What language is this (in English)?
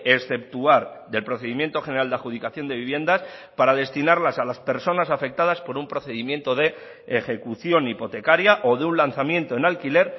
Spanish